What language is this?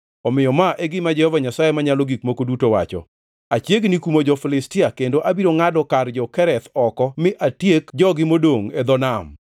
Luo (Kenya and Tanzania)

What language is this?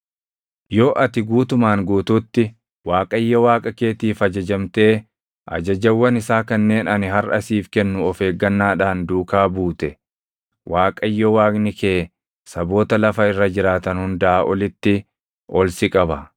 Oromo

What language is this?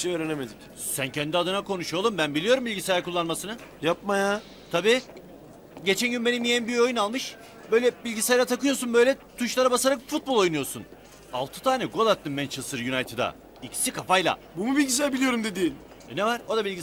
Turkish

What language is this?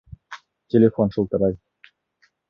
Bashkir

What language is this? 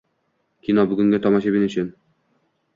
Uzbek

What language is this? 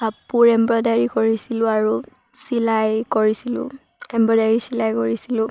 Assamese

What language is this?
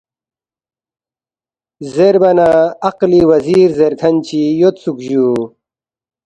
Balti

